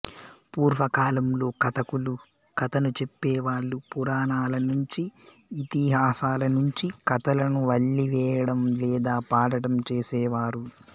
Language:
Telugu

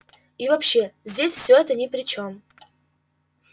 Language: Russian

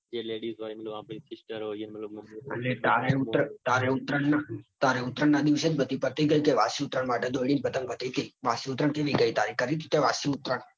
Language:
Gujarati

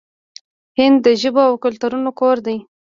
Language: Pashto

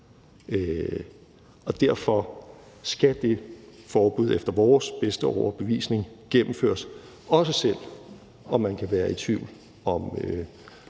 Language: Danish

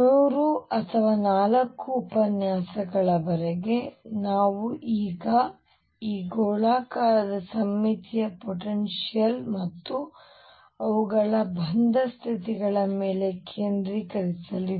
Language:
Kannada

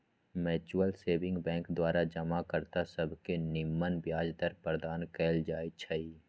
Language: Magahi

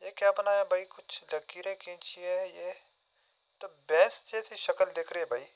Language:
Hindi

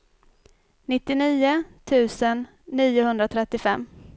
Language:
Swedish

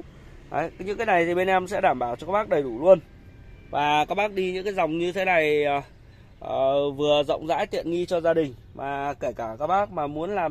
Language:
Vietnamese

